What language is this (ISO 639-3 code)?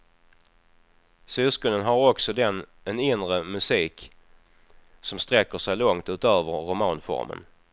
swe